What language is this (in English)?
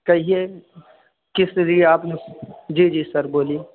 Urdu